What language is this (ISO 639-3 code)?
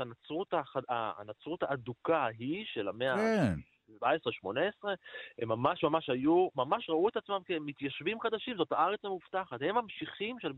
heb